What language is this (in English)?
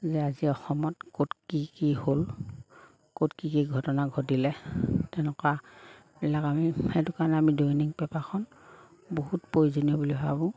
Assamese